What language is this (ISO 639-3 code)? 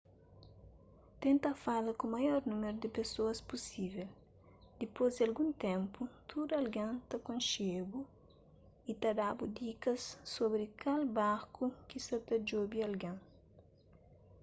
kea